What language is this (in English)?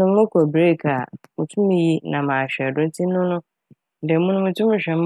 Akan